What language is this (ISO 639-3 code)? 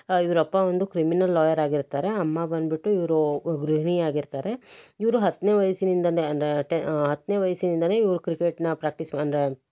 kan